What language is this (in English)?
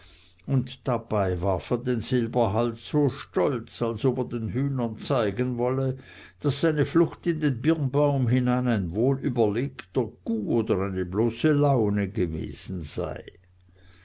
German